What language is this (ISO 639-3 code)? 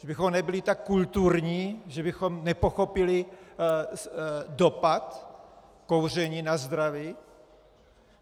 ces